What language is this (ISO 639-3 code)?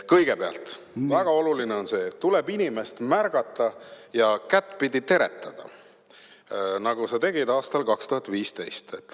est